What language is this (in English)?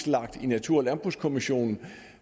Danish